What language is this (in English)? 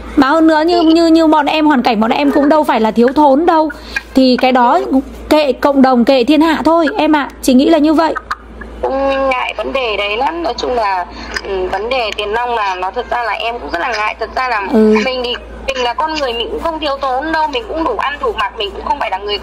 Vietnamese